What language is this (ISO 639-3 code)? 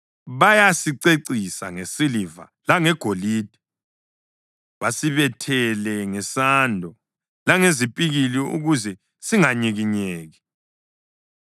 nde